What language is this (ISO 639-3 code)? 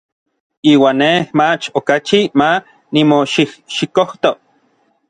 nlv